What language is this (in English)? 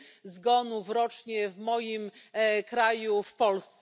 Polish